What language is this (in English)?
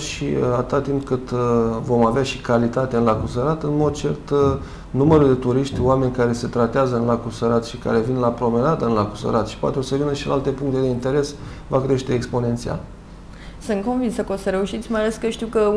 Romanian